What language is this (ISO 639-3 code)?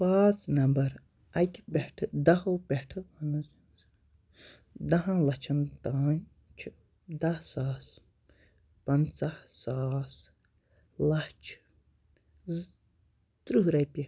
kas